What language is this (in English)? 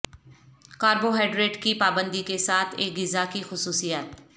Urdu